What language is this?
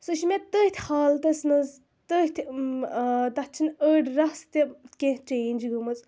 Kashmiri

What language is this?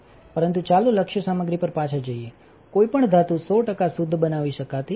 Gujarati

